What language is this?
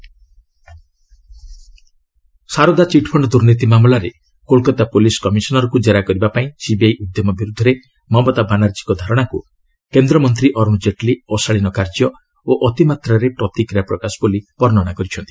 Odia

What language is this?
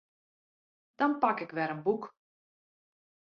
Western Frisian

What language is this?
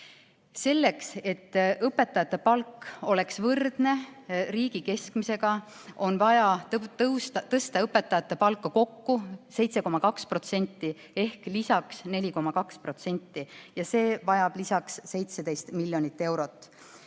Estonian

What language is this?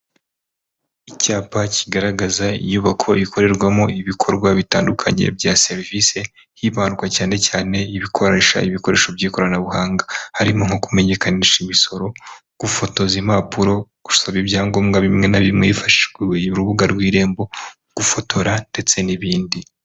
Kinyarwanda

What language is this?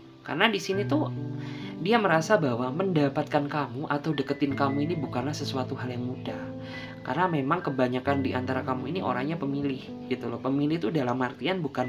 Indonesian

